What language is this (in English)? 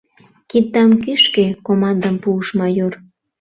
Mari